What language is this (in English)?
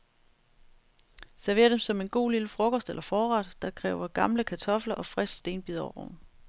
Danish